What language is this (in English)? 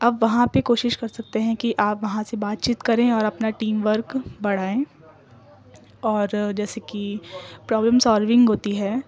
Urdu